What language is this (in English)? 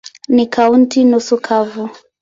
Swahili